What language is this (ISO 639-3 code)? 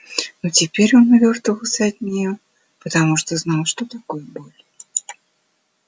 rus